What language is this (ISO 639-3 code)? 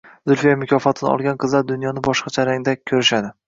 uzb